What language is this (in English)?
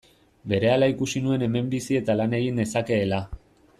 Basque